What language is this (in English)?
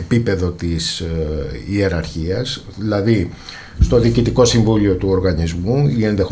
Greek